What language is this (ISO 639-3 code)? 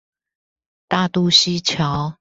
zho